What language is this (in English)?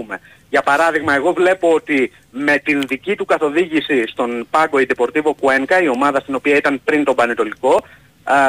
Greek